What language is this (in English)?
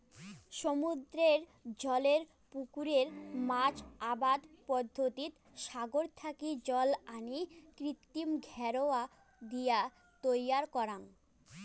Bangla